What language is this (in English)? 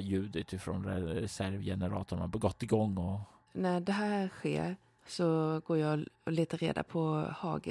Swedish